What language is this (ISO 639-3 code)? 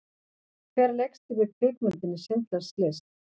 isl